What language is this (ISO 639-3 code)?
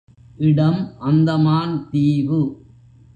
tam